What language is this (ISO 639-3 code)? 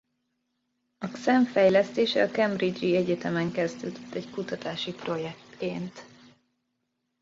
hun